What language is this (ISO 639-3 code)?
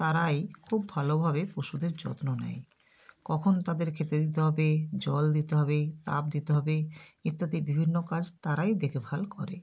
ben